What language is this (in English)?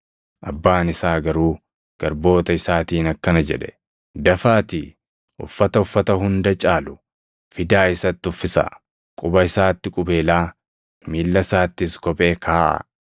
Oromo